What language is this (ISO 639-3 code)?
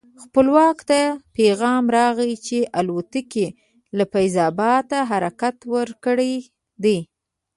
pus